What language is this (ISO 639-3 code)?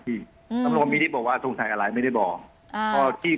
tha